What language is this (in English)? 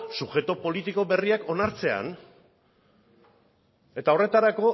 Basque